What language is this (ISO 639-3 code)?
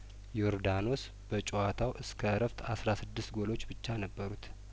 amh